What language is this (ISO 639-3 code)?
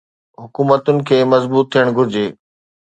snd